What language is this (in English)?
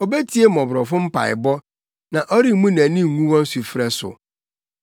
Akan